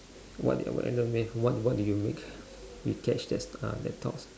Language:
English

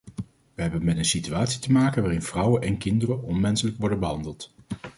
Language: Dutch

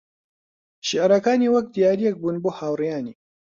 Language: Central Kurdish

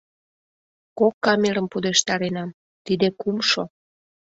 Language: Mari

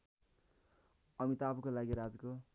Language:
Nepali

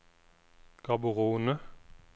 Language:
Norwegian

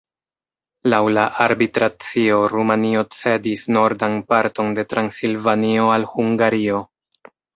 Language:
Esperanto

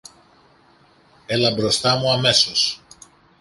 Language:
Greek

